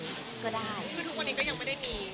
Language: Thai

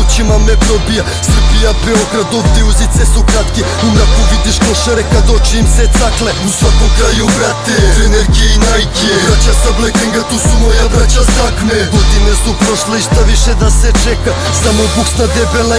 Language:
Bulgarian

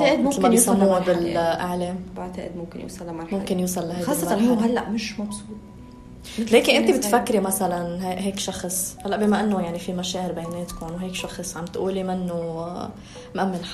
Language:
Arabic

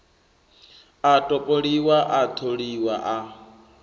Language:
Venda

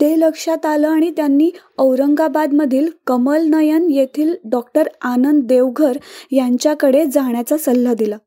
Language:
Marathi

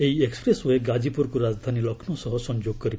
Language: Odia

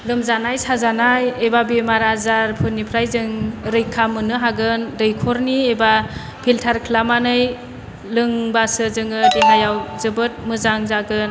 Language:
Bodo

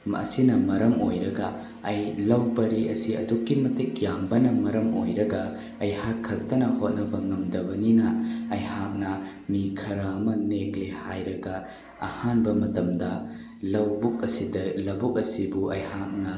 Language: Manipuri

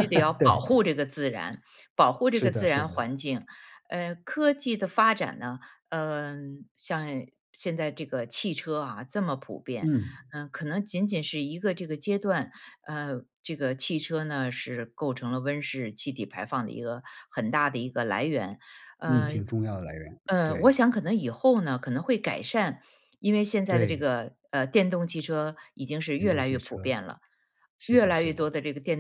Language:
Chinese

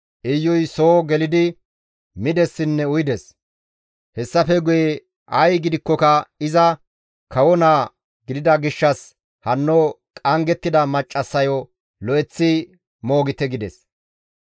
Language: Gamo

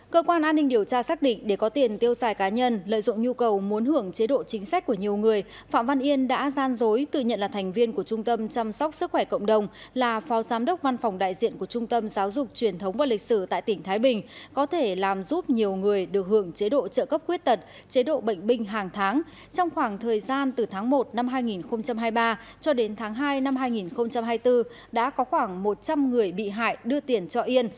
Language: Vietnamese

